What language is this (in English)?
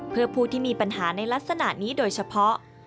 Thai